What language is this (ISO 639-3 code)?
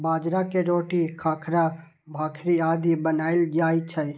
mai